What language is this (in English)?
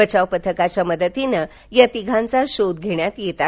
Marathi